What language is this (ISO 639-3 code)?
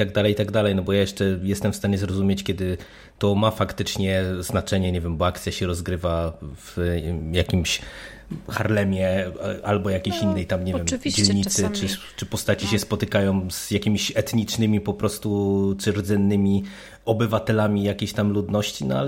pol